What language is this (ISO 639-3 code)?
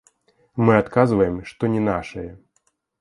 bel